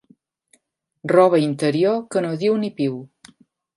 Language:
Catalan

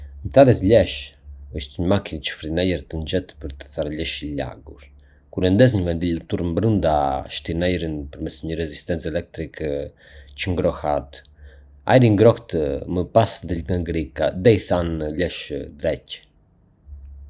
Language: Arbëreshë Albanian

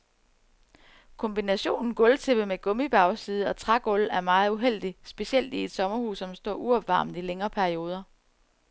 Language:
Danish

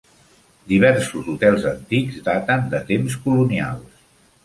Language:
Catalan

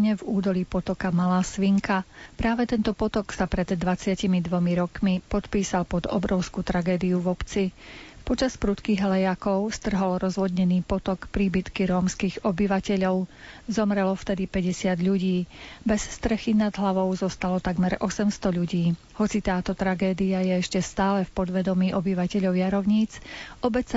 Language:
Slovak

